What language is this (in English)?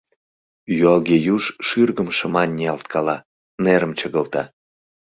Mari